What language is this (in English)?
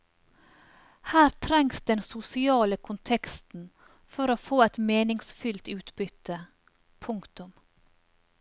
Norwegian